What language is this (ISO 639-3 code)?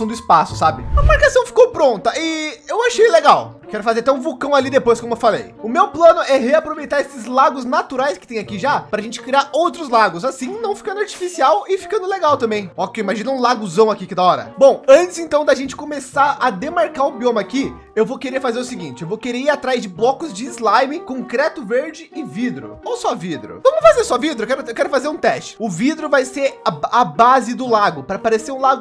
por